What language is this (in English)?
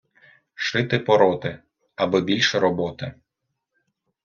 Ukrainian